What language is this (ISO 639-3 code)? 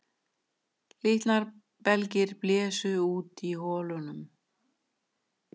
isl